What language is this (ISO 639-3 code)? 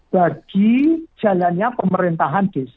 ind